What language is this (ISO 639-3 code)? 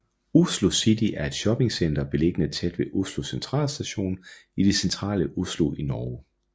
dan